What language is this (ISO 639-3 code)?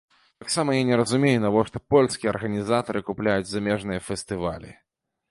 bel